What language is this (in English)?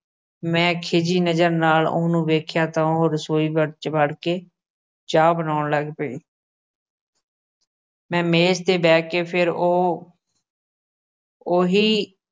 Punjabi